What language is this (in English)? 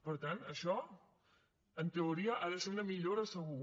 Catalan